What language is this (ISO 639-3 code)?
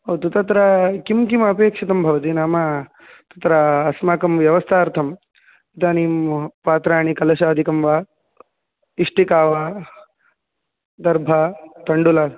san